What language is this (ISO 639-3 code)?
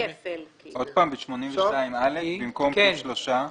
heb